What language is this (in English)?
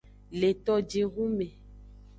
Aja (Benin)